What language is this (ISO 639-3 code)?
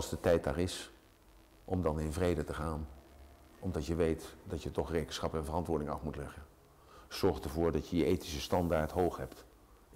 nld